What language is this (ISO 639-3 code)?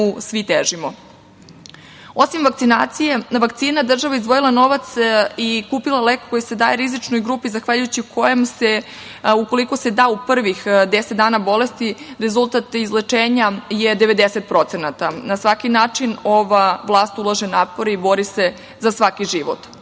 srp